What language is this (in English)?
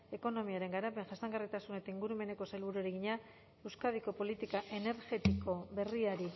Basque